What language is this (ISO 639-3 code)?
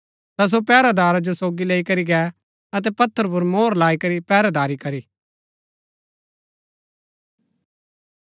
gbk